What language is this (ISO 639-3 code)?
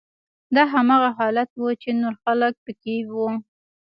pus